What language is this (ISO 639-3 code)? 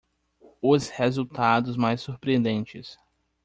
por